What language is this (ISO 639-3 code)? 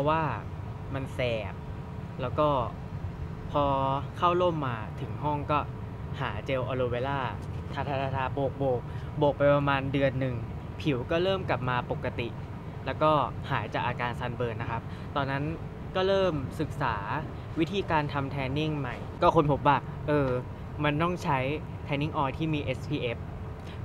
tha